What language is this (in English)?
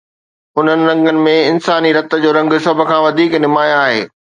Sindhi